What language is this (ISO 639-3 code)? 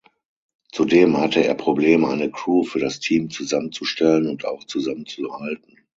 deu